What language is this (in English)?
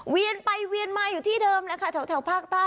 Thai